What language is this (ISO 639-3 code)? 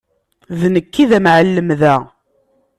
kab